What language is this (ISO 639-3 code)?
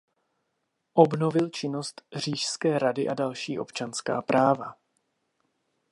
ces